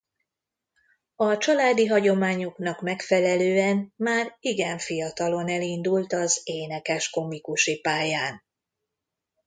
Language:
Hungarian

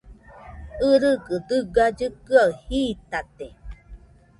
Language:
Nüpode Huitoto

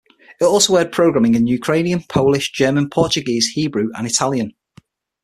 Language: English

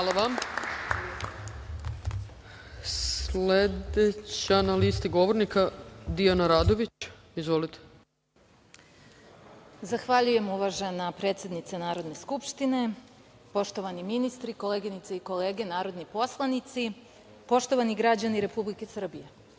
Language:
Serbian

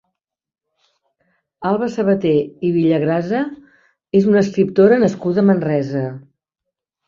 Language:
Catalan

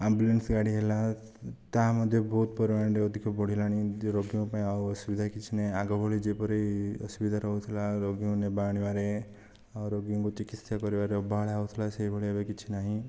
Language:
Odia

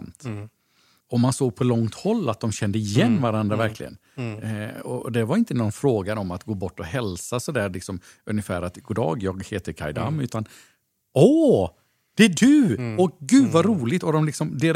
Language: Swedish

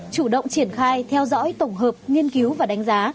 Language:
Vietnamese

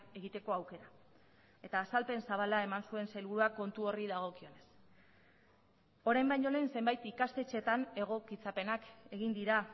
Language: Basque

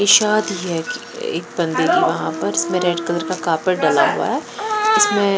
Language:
Hindi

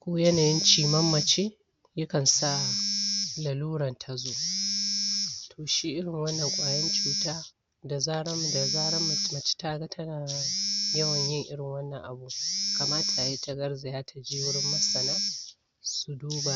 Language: Hausa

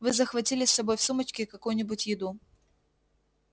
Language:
Russian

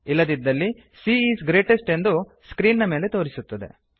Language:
Kannada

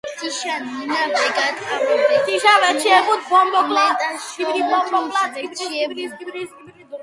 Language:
Mingrelian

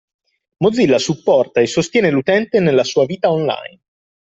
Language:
Italian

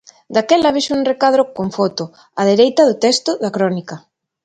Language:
Galician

